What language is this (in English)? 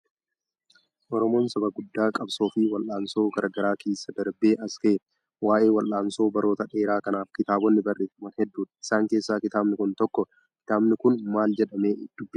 Oromo